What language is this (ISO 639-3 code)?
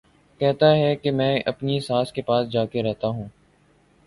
urd